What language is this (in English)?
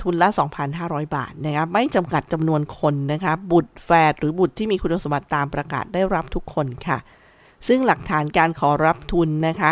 Thai